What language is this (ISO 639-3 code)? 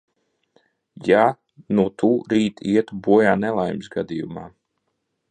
lav